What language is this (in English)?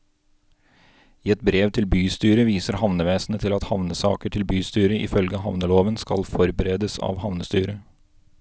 Norwegian